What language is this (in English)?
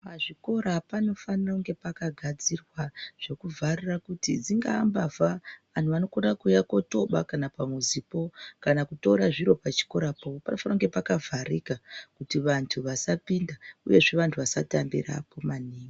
Ndau